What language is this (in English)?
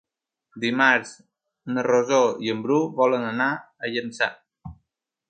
Catalan